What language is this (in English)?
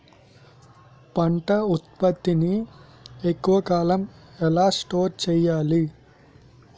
Telugu